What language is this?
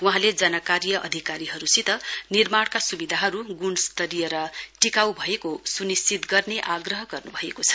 Nepali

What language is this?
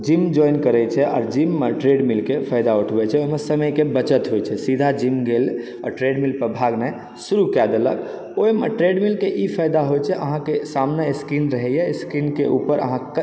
Maithili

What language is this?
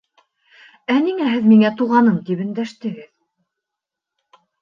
Bashkir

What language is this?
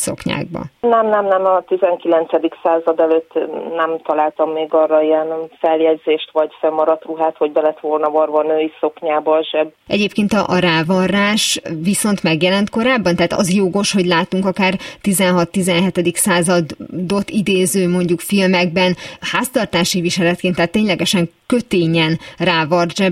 Hungarian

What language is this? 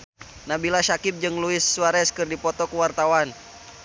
Sundanese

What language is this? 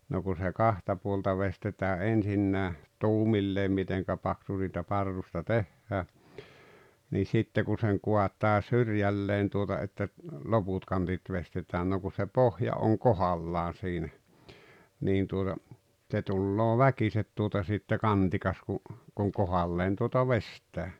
Finnish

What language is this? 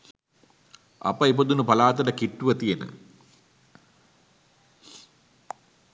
Sinhala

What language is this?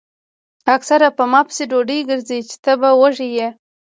Pashto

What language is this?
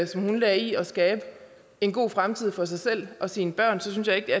Danish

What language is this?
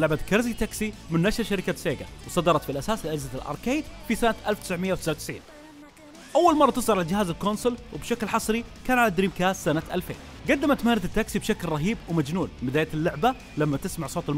Arabic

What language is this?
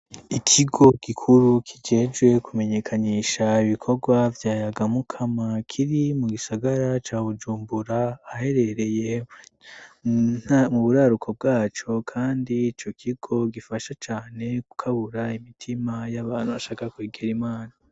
Rundi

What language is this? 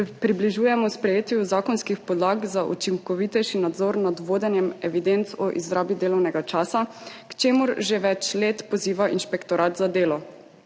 Slovenian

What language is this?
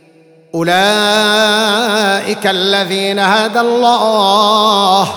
Arabic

